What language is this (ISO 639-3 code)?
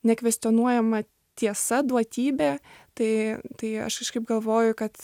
lit